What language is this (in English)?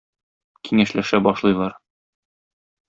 Tatar